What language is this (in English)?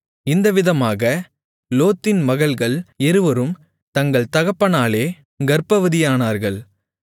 Tamil